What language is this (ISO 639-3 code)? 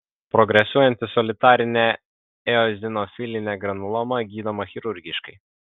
lit